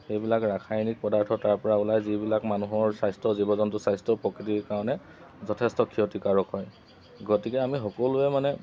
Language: Assamese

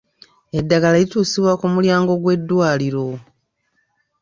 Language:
Ganda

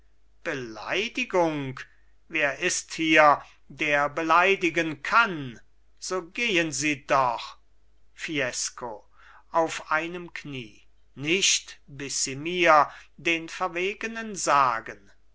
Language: German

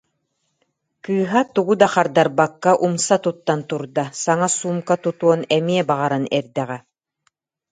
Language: Yakut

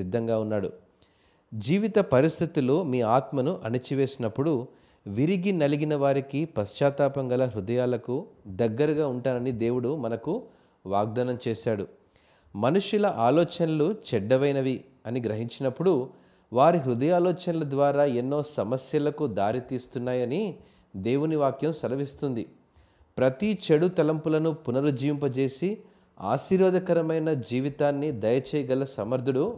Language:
Telugu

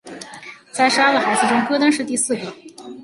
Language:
Chinese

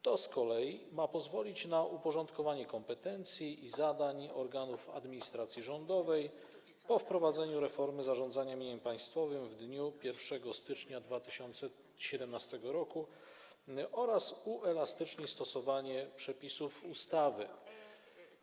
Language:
Polish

